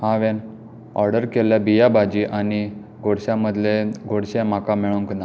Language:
Konkani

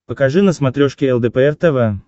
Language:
Russian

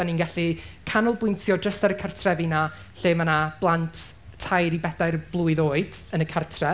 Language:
Welsh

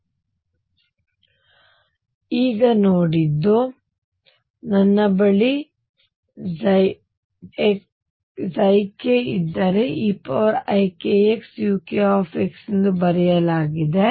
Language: Kannada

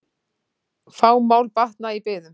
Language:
Icelandic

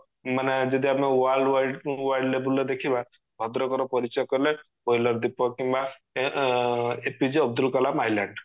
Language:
Odia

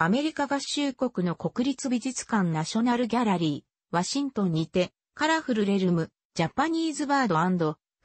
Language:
Japanese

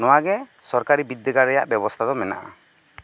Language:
Santali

